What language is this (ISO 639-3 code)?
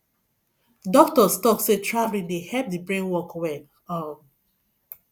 pcm